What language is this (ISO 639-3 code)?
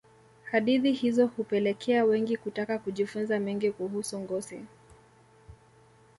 swa